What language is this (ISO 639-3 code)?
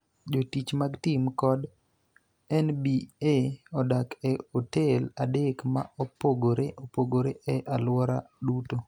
luo